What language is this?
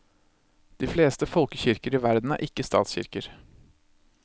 Norwegian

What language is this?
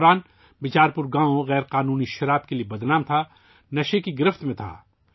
Urdu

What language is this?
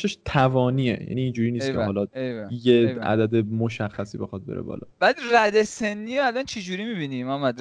Persian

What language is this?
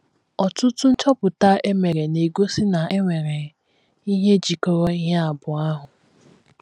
Igbo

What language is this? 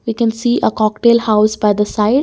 English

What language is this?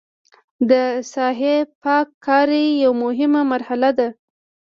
Pashto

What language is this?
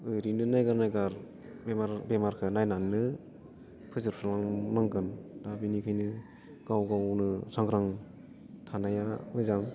Bodo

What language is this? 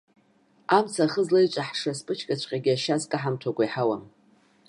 Abkhazian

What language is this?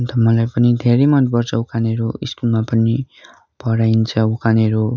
Nepali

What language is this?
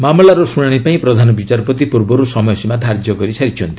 Odia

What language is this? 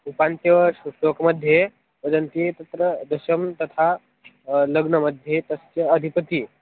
Sanskrit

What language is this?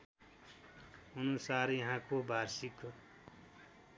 Nepali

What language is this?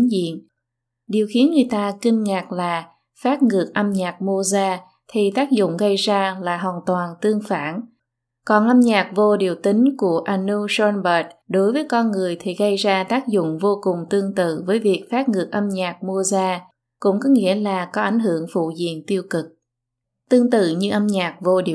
Vietnamese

